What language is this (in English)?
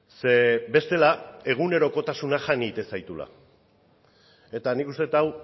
Basque